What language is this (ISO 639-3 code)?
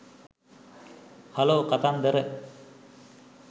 sin